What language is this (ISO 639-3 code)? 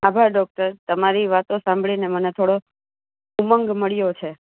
guj